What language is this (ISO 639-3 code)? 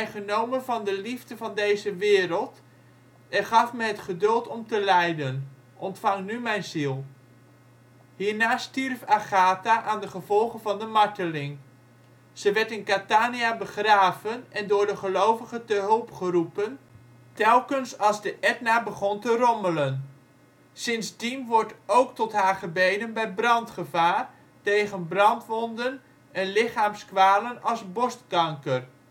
nld